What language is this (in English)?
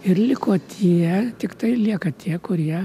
Lithuanian